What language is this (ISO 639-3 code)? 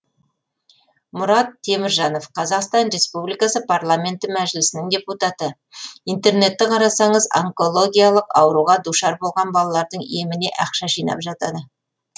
kaz